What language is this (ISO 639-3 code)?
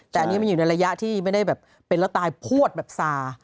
tha